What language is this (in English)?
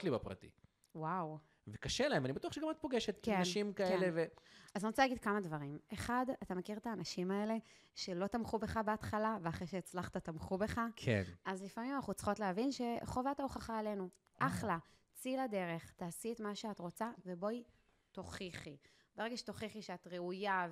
Hebrew